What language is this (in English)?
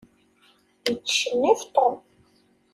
Kabyle